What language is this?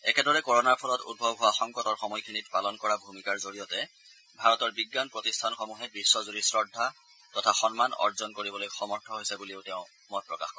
Assamese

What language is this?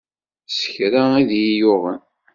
Kabyle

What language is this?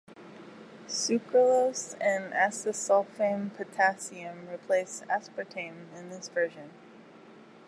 English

